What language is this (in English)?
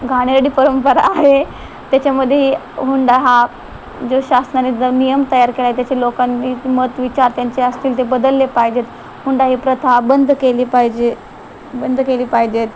Marathi